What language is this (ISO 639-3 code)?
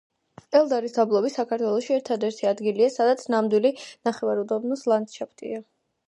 kat